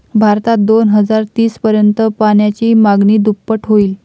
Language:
Marathi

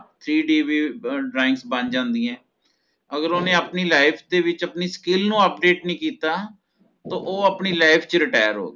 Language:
Punjabi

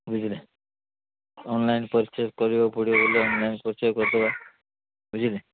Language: Odia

